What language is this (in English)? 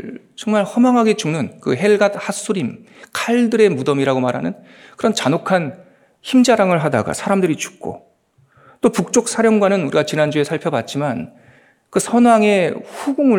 Korean